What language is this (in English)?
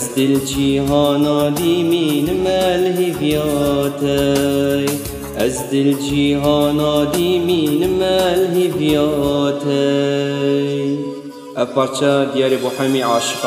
Arabic